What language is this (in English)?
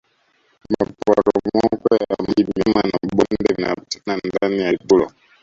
Swahili